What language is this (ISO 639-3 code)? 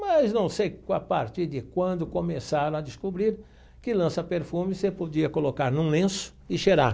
por